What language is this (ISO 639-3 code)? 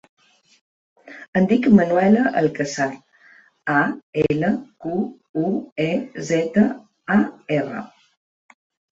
cat